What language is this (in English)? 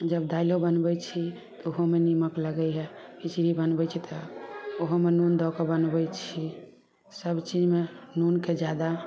Maithili